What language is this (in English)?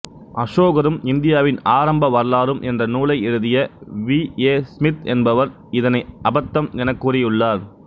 Tamil